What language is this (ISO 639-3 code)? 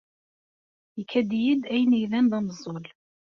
kab